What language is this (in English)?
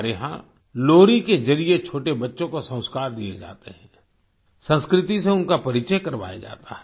Hindi